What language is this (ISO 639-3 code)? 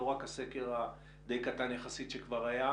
heb